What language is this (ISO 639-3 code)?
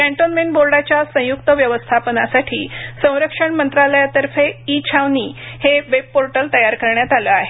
mar